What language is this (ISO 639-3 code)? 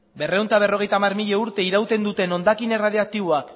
eus